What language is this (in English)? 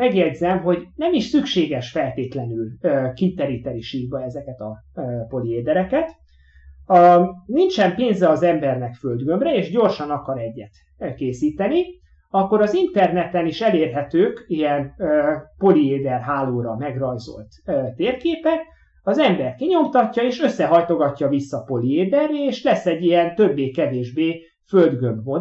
Hungarian